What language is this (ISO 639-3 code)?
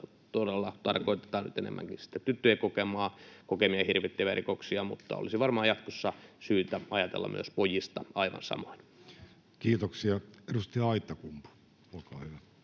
fin